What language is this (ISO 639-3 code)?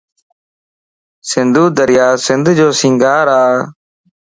lss